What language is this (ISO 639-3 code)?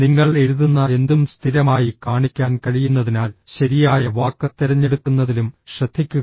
mal